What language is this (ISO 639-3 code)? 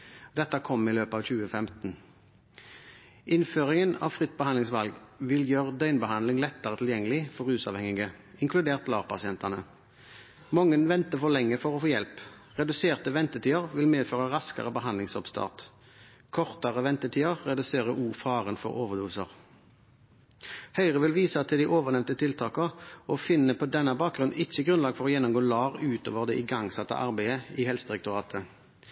nob